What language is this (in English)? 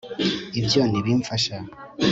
Kinyarwanda